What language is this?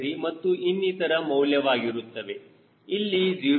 Kannada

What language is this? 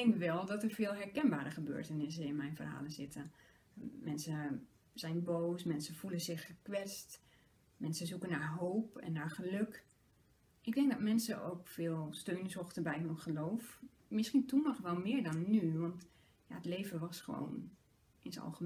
Dutch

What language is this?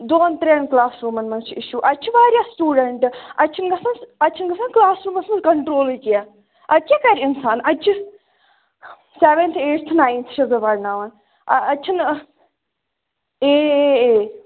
Kashmiri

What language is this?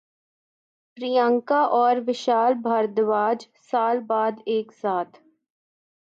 Urdu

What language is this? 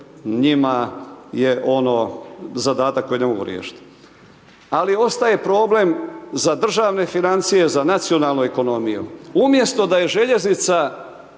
Croatian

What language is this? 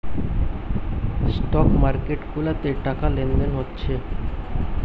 Bangla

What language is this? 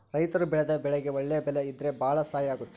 Kannada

